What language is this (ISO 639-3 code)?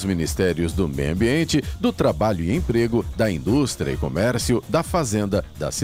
por